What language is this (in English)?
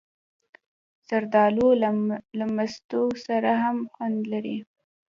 Pashto